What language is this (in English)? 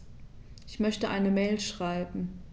German